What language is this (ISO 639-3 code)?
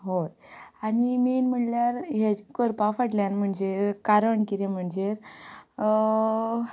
kok